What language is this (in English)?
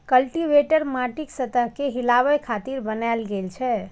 Maithili